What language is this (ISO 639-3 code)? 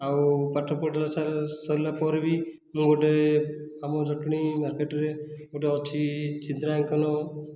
ori